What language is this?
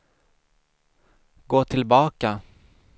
Swedish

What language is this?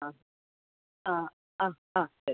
Malayalam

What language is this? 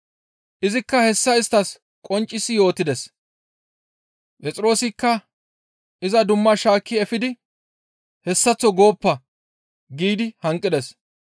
Gamo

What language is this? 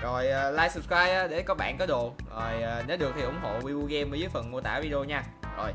Vietnamese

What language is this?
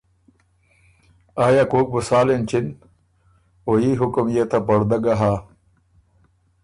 Ormuri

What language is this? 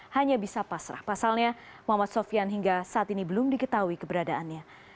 Indonesian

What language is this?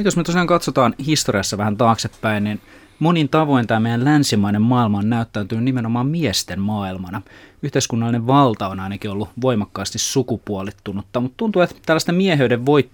Finnish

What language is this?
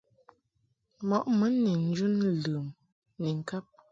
Mungaka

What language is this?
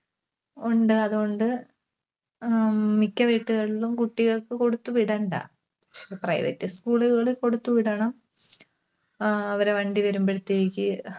Malayalam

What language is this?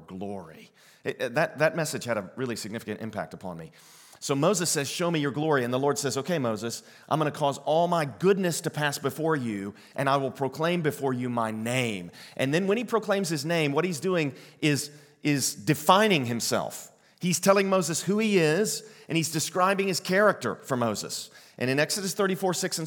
English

